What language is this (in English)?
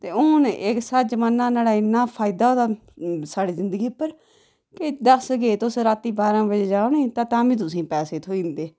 Dogri